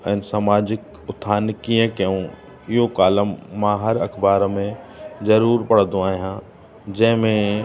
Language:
Sindhi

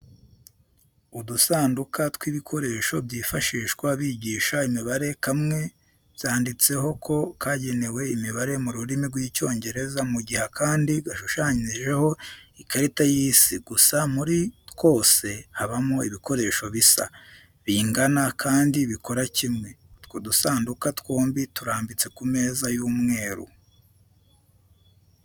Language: Kinyarwanda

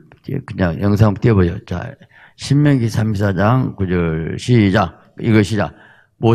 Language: Korean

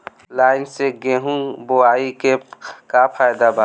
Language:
Bhojpuri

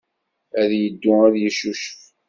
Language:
Kabyle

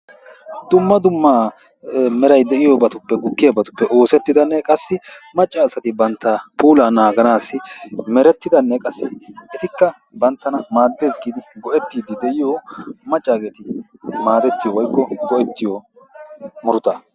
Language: Wolaytta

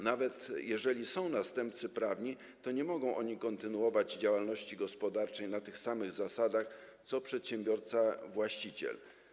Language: Polish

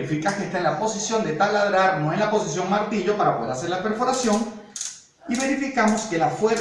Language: Spanish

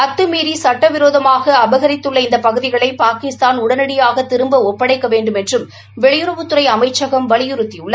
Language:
Tamil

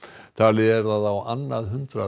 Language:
Icelandic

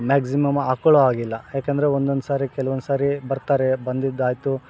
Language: Kannada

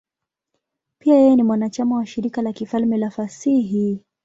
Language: Swahili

